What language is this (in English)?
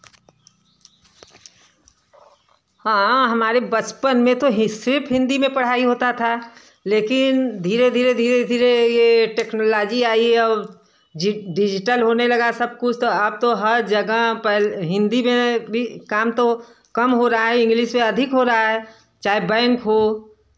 Hindi